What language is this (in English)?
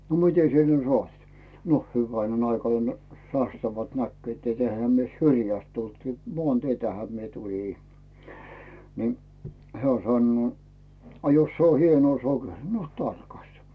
Finnish